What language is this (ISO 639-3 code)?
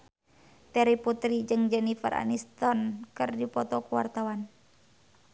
sun